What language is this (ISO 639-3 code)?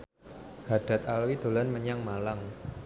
jav